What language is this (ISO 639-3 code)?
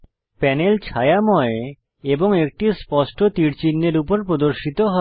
ben